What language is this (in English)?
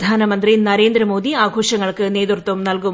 Malayalam